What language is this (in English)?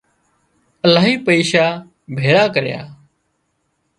Wadiyara Koli